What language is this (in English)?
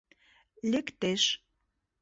Mari